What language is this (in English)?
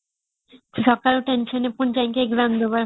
Odia